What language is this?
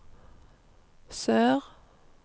Norwegian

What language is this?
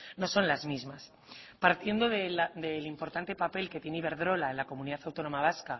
Spanish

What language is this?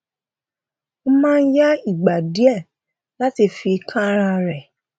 Yoruba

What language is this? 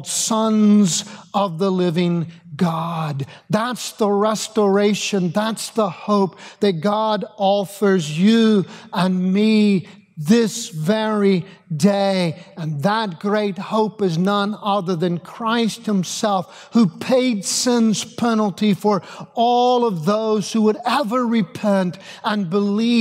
English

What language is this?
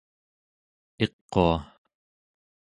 Central Yupik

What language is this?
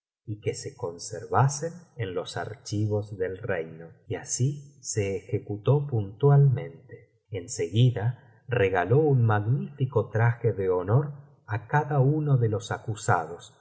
Spanish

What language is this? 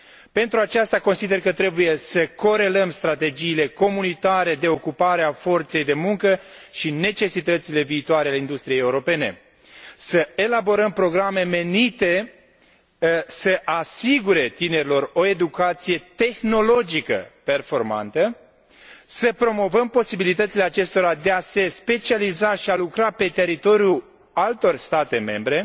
Romanian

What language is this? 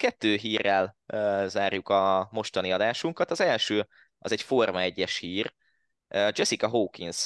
Hungarian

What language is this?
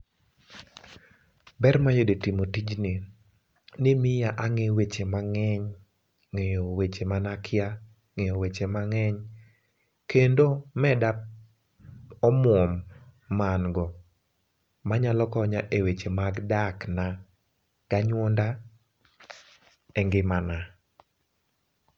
Luo (Kenya and Tanzania)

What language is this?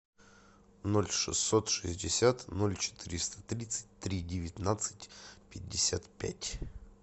Russian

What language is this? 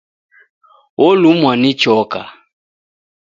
Taita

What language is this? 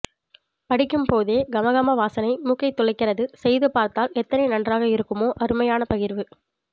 Tamil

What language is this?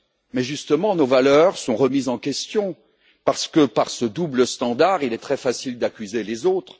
French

